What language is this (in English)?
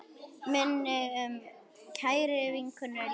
Icelandic